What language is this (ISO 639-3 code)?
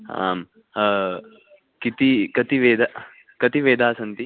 san